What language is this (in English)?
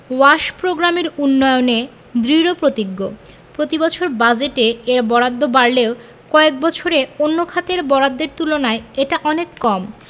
Bangla